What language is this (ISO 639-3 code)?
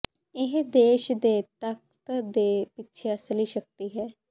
pan